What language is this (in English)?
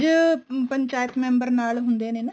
Punjabi